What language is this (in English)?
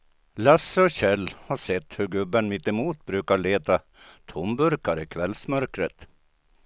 Swedish